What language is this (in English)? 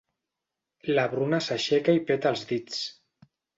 Catalan